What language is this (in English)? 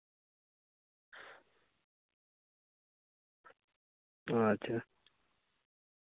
Santali